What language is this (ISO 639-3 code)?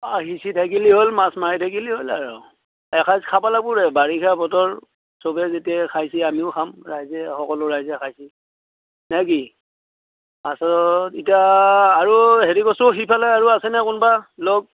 asm